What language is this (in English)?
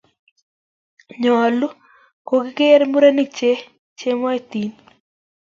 Kalenjin